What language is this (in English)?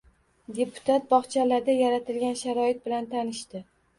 Uzbek